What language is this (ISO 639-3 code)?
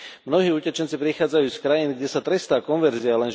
slk